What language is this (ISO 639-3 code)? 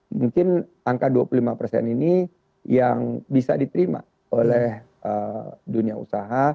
ind